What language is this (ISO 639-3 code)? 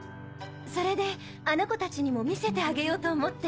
jpn